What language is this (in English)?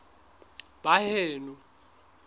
Southern Sotho